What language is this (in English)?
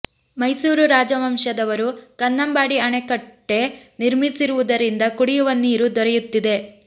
Kannada